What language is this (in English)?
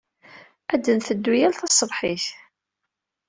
Kabyle